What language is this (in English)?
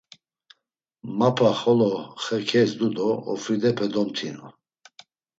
Laz